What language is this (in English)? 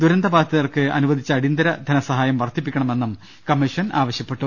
Malayalam